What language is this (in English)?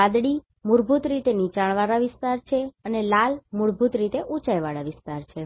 Gujarati